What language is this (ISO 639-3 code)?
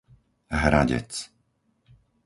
slk